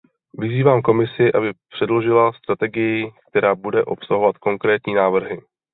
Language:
Czech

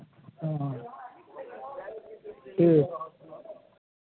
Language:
Maithili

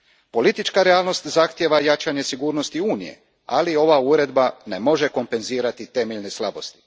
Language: Croatian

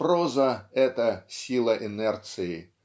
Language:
Russian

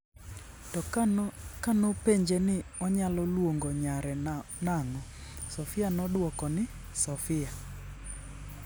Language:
Luo (Kenya and Tanzania)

